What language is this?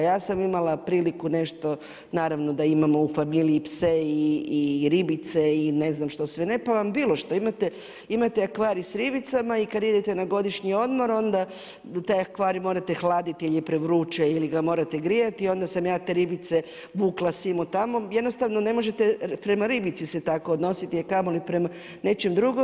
Croatian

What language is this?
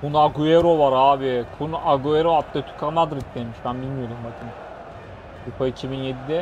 Turkish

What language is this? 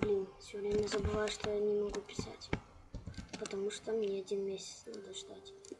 Russian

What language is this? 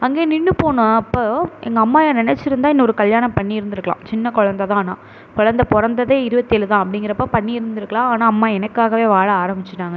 Tamil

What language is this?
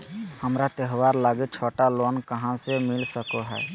Magahi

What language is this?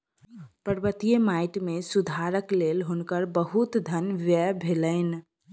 Maithili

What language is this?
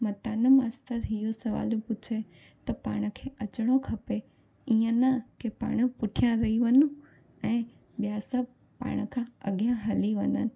Sindhi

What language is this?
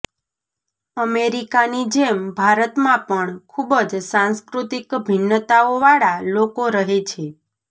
Gujarati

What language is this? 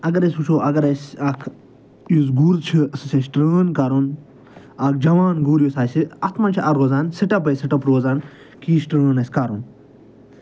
Kashmiri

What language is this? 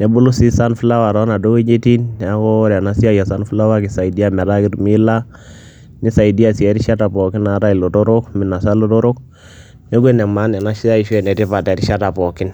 Masai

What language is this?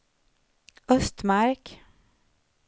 Swedish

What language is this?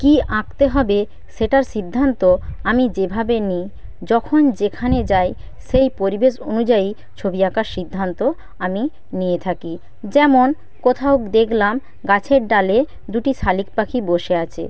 Bangla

